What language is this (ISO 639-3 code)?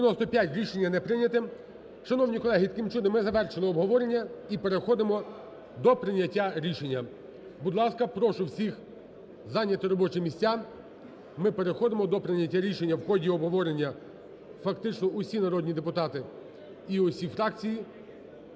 ukr